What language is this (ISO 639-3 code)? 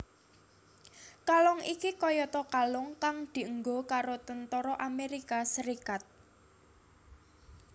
jav